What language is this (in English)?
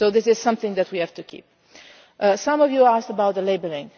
English